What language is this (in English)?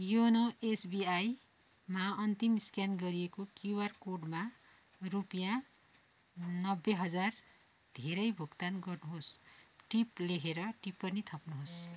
Nepali